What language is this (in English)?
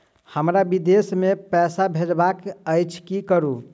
Maithili